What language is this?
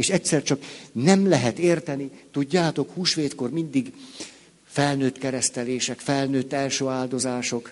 Hungarian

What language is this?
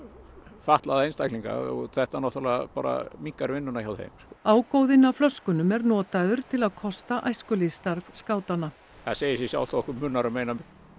Icelandic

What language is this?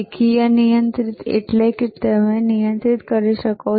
Gujarati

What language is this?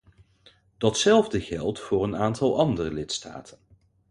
Dutch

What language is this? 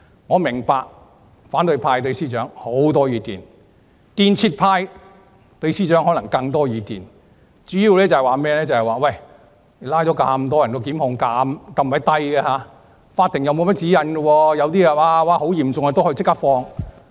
Cantonese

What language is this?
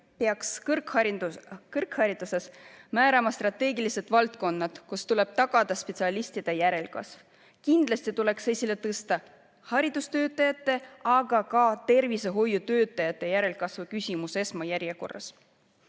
Estonian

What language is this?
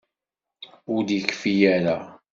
Kabyle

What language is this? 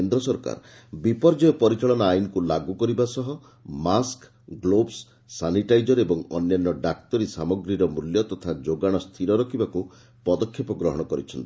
Odia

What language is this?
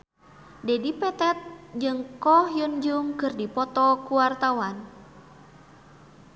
Sundanese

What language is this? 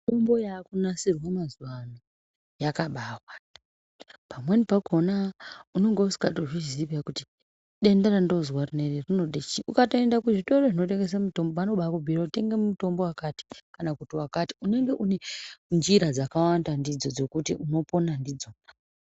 Ndau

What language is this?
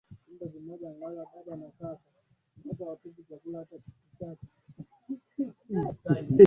Swahili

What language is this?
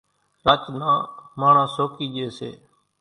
Kachi Koli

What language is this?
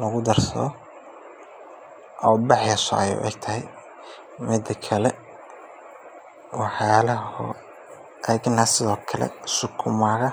Somali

